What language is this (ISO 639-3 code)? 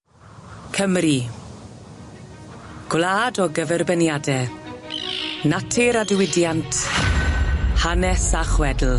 cym